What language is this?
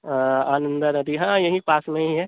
Urdu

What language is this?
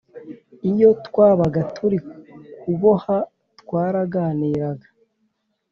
Kinyarwanda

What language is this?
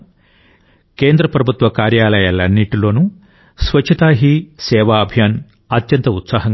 Telugu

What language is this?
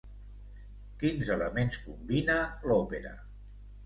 Catalan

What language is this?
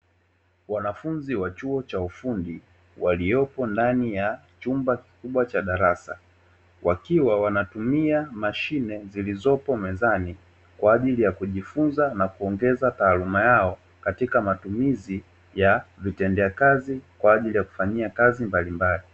Swahili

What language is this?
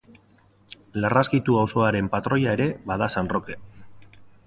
Basque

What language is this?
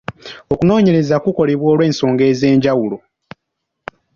Ganda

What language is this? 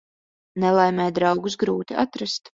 Latvian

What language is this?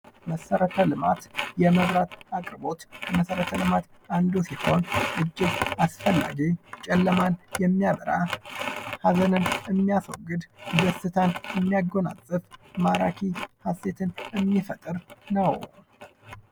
Amharic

